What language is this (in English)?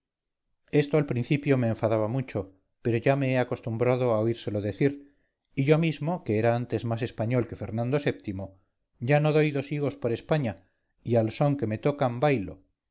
Spanish